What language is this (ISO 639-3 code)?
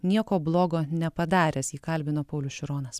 lit